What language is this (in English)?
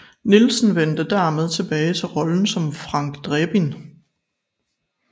Danish